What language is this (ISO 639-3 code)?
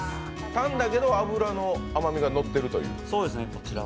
jpn